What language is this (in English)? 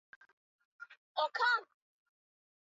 Swahili